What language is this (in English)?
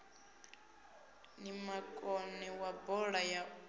Venda